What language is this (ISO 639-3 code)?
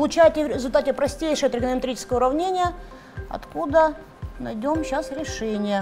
rus